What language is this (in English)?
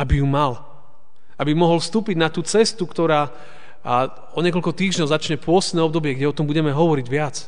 Slovak